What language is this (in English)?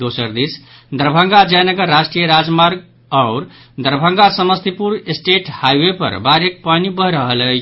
Maithili